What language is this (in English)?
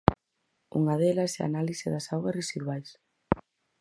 Galician